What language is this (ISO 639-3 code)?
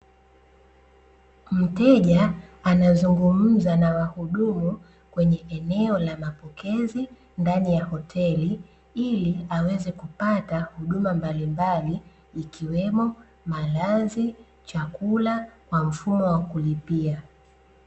swa